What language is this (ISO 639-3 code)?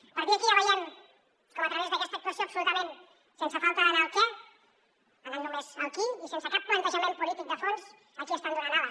cat